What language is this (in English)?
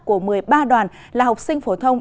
Vietnamese